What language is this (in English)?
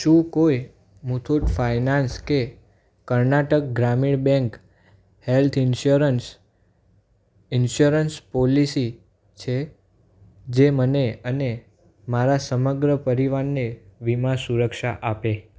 Gujarati